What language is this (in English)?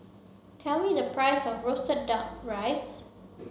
English